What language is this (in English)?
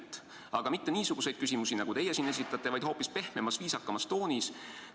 Estonian